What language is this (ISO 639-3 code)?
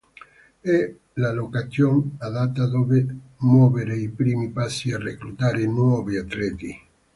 ita